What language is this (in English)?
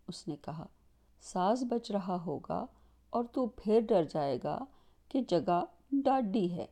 Urdu